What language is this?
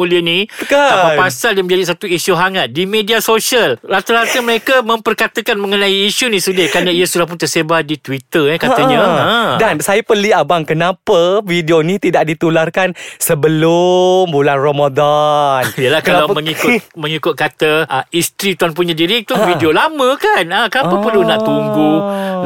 Malay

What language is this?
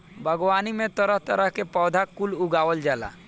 Bhojpuri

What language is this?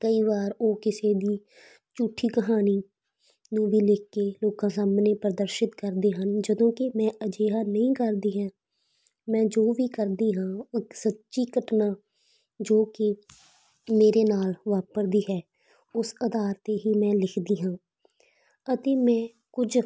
Punjabi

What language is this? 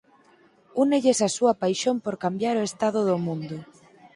Galician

